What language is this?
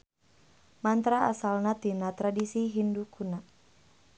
Sundanese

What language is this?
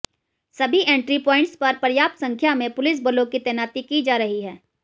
Hindi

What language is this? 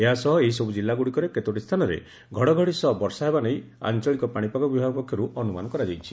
Odia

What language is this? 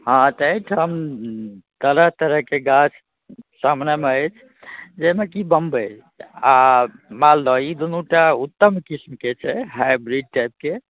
Maithili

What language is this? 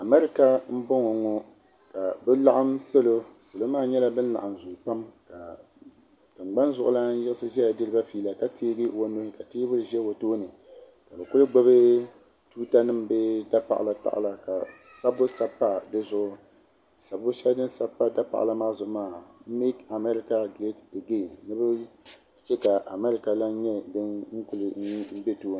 Dagbani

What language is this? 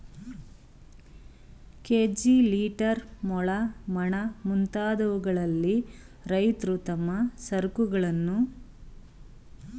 Kannada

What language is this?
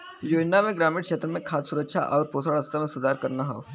Bhojpuri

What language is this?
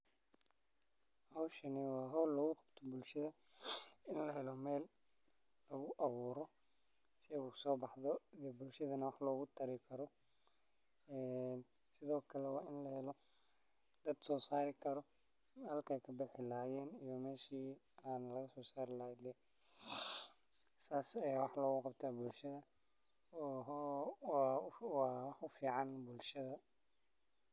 Somali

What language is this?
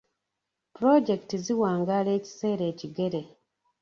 Ganda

